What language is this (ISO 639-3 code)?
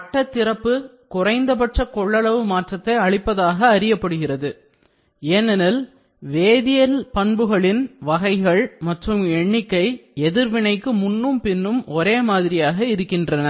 tam